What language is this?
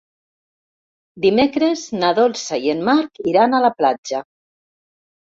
Catalan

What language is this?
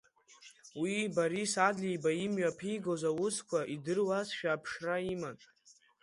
Abkhazian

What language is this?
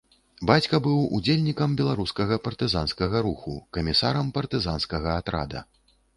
Belarusian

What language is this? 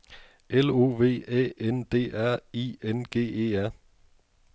Danish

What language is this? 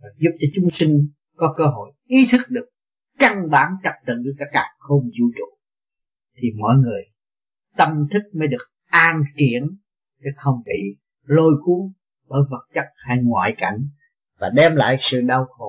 Vietnamese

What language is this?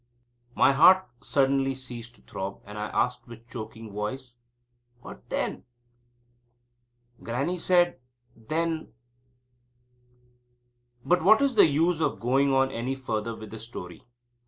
English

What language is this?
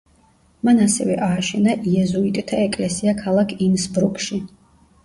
Georgian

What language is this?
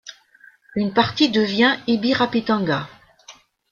French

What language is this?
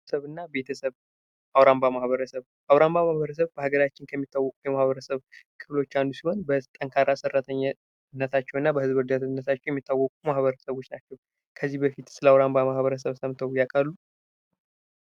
Amharic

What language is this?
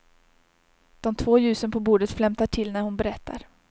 Swedish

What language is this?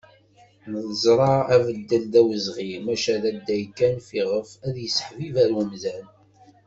Kabyle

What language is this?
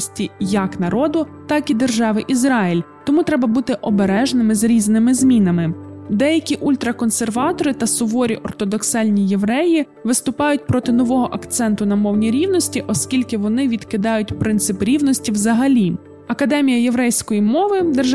Ukrainian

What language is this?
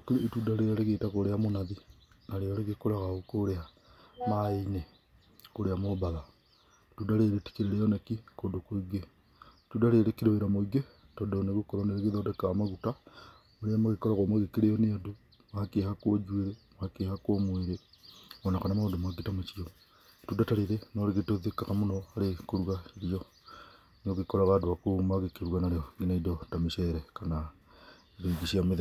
Kikuyu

